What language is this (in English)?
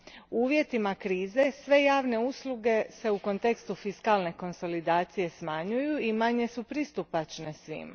Croatian